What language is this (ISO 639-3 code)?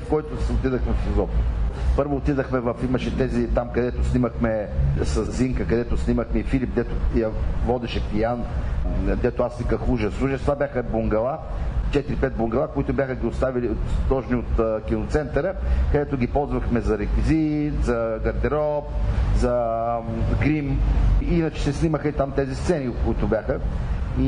bul